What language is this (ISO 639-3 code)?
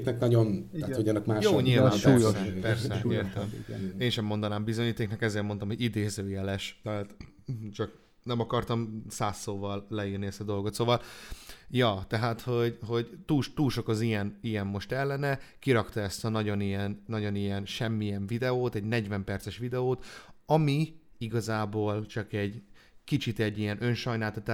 hun